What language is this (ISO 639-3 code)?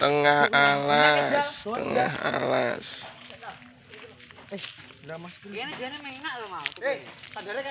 ind